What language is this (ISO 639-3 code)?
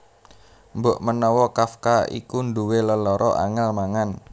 jav